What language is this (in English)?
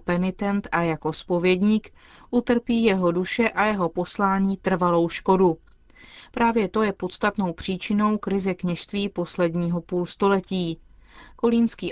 Czech